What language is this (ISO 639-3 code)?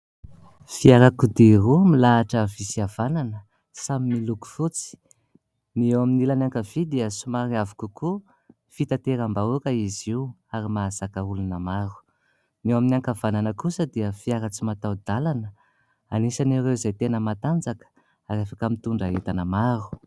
mlg